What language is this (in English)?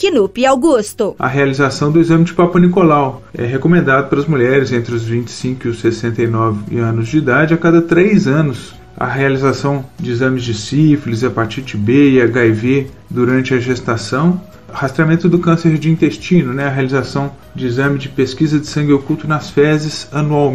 Portuguese